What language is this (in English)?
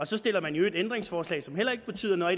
Danish